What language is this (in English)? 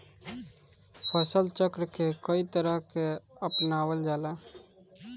Bhojpuri